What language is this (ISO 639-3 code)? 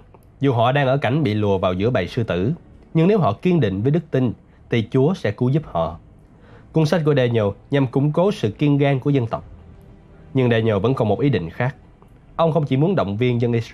vie